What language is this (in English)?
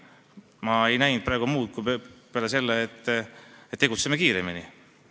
Estonian